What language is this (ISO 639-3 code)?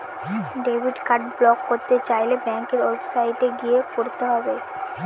ben